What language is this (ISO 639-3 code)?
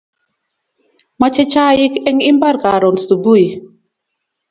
kln